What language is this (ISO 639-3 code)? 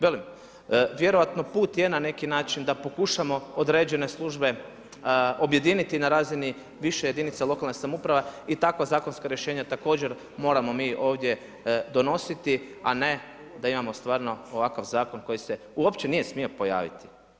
hrv